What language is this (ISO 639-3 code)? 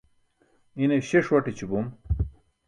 bsk